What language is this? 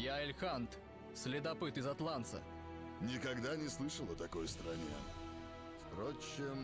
Russian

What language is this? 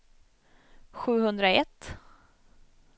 Swedish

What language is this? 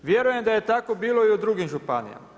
Croatian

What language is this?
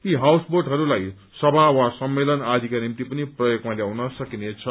Nepali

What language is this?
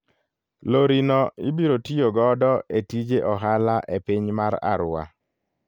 Luo (Kenya and Tanzania)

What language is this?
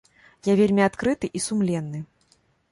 Belarusian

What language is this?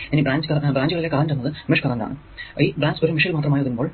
Malayalam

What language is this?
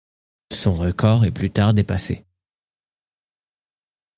French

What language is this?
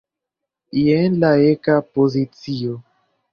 Esperanto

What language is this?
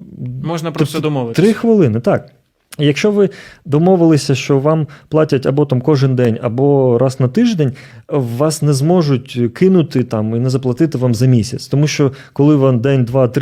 Ukrainian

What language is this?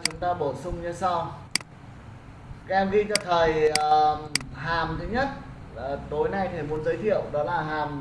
Vietnamese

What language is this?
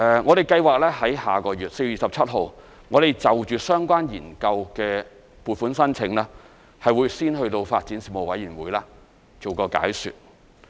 Cantonese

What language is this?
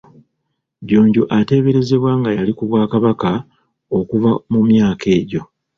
Ganda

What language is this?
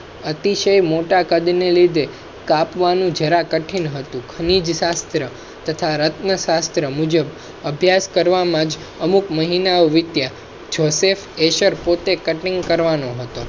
Gujarati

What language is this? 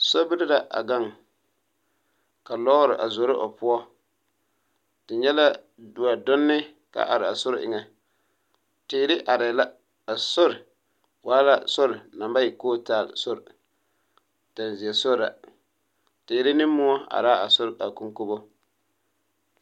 Southern Dagaare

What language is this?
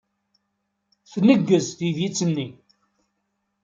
Kabyle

